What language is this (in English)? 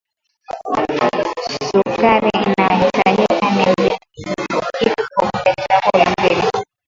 Swahili